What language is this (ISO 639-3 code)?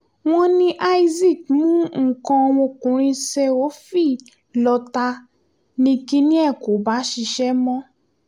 yor